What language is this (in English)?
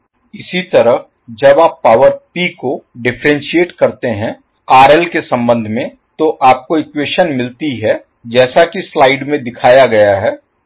Hindi